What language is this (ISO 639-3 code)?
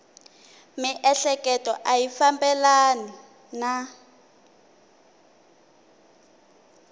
tso